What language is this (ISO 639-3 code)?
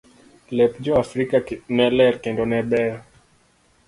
luo